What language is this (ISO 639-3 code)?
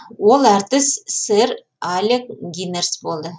kaz